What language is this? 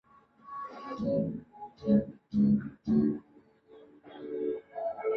Chinese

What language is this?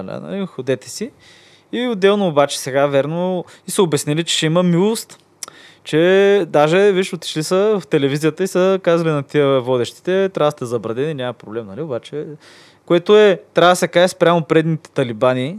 Bulgarian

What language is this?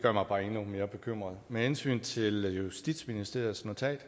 Danish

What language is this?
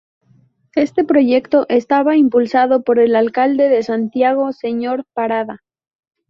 Spanish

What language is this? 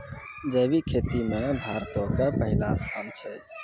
Maithili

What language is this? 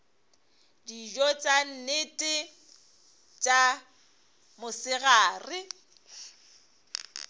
Northern Sotho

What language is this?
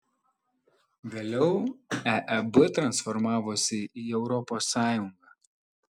Lithuanian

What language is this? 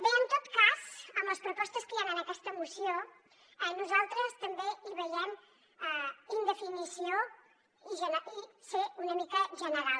Catalan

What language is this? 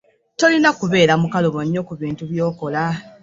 Ganda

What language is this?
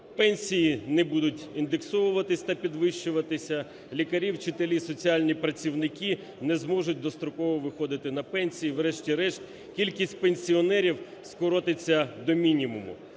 Ukrainian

